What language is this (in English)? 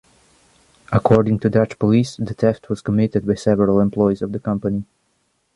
English